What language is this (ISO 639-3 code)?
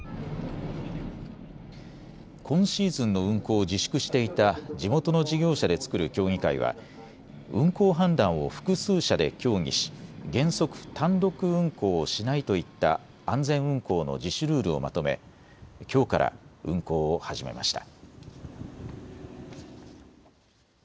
jpn